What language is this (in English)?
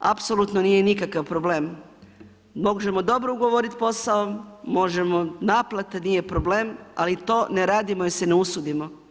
Croatian